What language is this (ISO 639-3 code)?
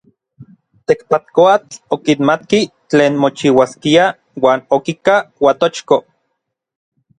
nlv